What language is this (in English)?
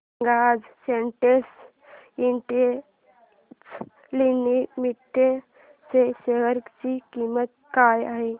Marathi